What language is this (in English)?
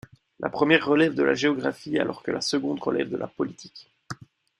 French